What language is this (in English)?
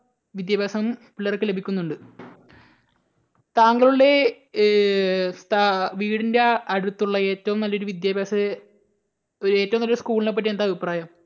Malayalam